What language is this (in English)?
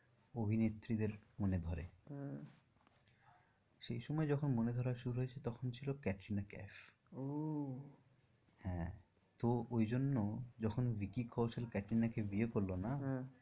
Bangla